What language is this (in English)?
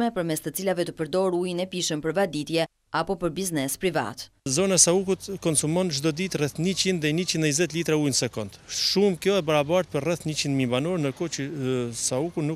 Bulgarian